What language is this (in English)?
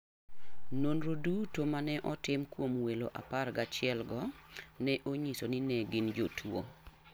Luo (Kenya and Tanzania)